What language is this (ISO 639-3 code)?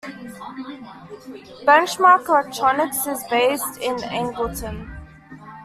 eng